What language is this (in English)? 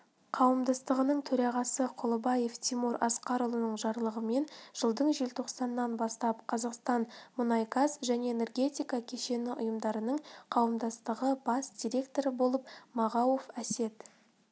Kazakh